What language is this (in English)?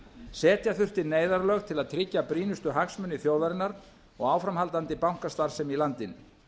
Icelandic